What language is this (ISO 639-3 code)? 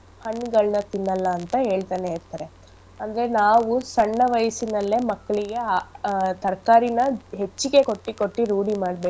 kan